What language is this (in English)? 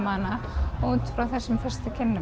Icelandic